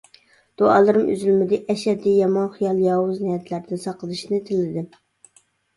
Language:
Uyghur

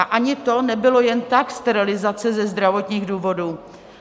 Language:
Czech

